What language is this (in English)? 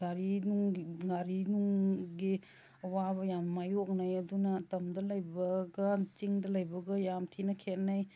Manipuri